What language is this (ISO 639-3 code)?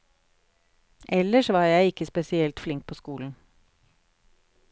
nor